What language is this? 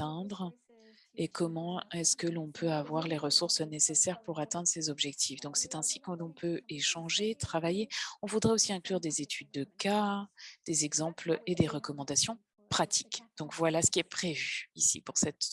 French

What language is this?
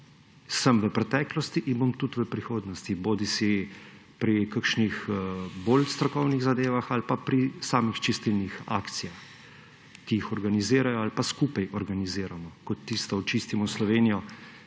Slovenian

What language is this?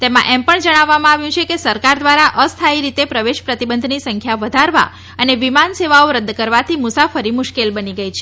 Gujarati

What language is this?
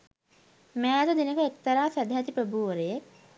Sinhala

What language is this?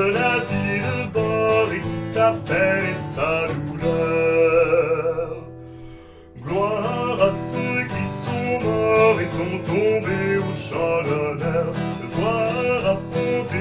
Dutch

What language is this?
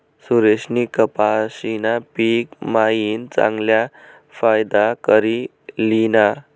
Marathi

